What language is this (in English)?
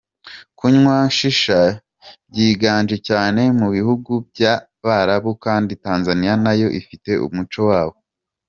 Kinyarwanda